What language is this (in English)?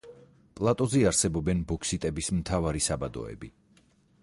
Georgian